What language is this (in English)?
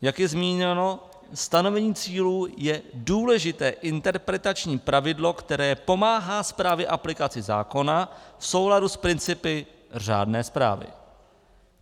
Czech